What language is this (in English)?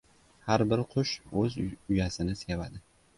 Uzbek